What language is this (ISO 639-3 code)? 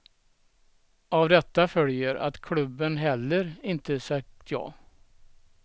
swe